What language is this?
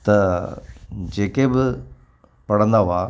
Sindhi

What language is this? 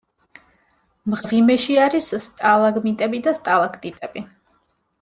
Georgian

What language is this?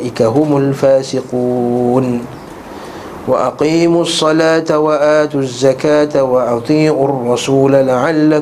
Malay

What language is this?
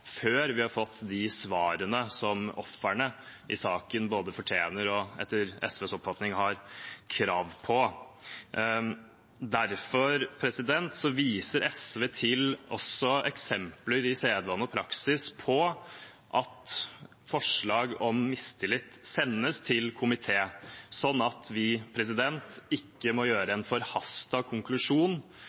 Norwegian Bokmål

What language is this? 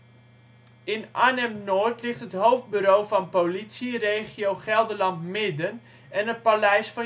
Dutch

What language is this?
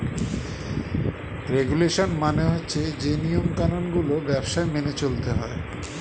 Bangla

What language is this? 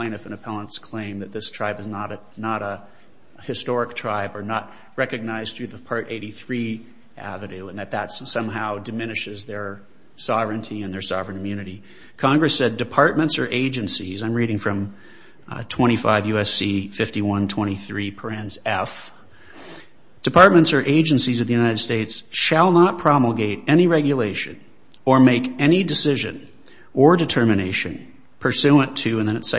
English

